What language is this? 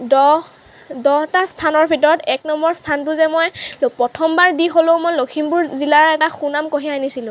Assamese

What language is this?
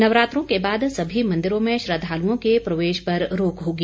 Hindi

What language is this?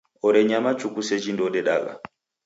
Taita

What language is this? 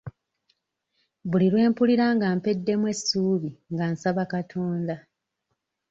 Ganda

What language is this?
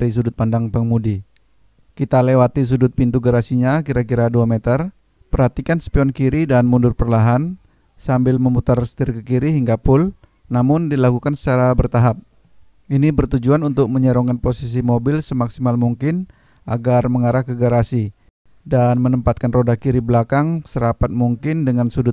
Indonesian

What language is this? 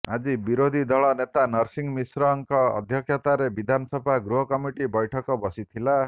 Odia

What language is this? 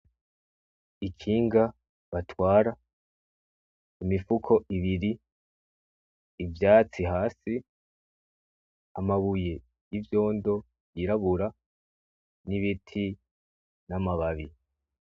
Rundi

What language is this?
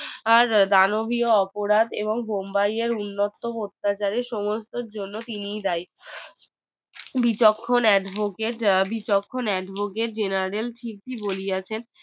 Bangla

